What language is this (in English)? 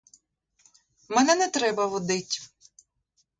Ukrainian